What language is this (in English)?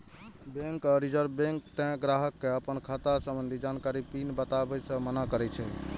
Maithili